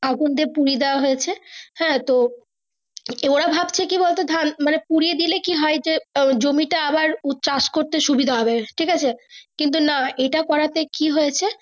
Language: Bangla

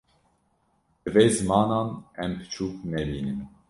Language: Kurdish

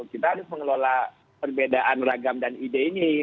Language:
Indonesian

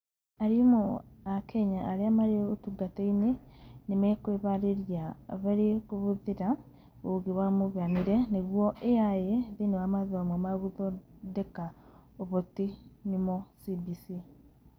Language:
Kikuyu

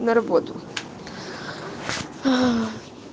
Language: Russian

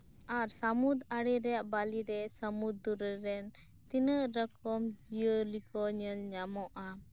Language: Santali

